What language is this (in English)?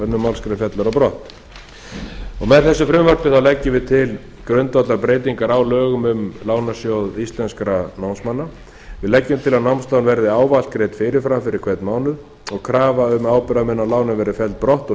Icelandic